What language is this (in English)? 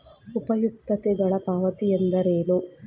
Kannada